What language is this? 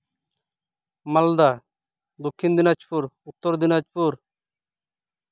Santali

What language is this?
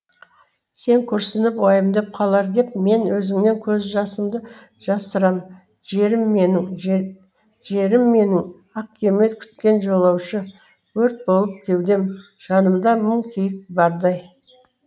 Kazakh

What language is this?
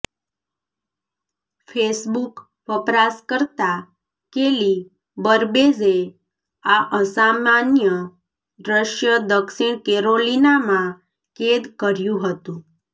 Gujarati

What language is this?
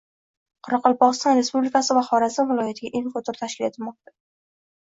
Uzbek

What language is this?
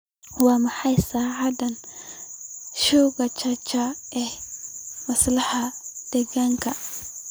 Somali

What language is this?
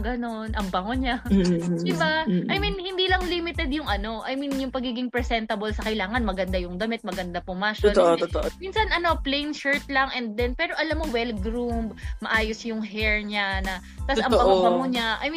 Filipino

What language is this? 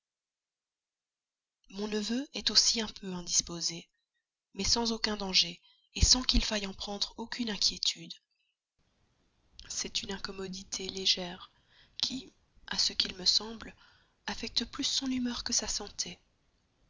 French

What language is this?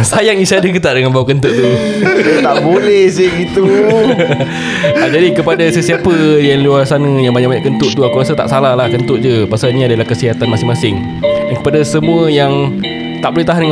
Malay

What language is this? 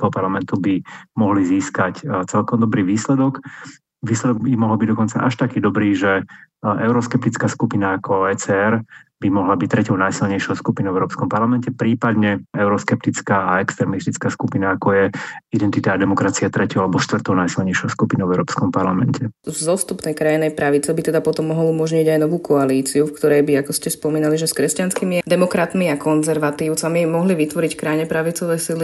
Slovak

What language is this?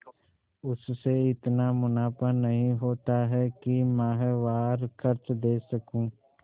Hindi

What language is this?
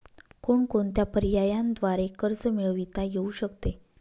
Marathi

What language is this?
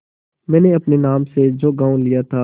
Hindi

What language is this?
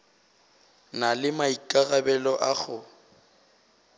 Northern Sotho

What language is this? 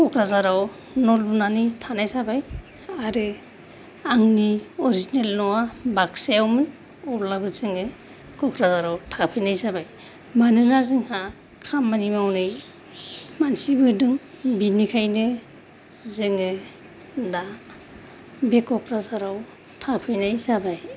Bodo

